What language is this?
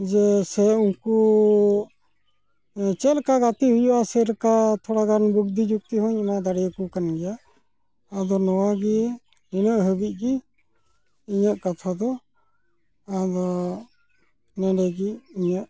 Santali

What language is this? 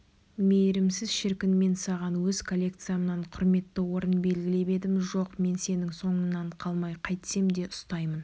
Kazakh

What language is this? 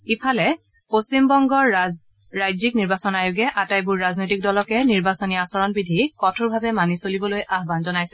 Assamese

